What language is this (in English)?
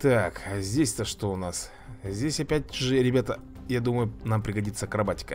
Russian